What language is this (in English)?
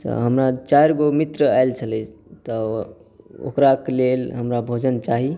Maithili